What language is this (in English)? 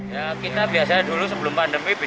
Indonesian